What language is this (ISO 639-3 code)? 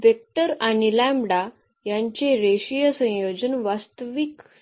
mar